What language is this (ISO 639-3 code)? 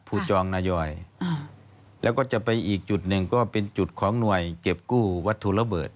tha